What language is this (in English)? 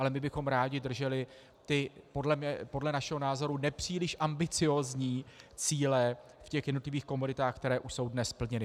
Czech